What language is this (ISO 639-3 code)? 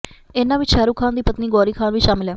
pan